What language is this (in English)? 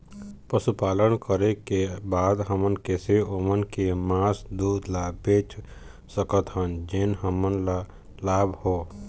Chhattisgarhi